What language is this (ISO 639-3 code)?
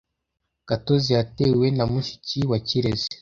kin